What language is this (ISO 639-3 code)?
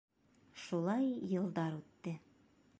bak